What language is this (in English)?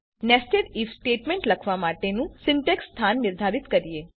Gujarati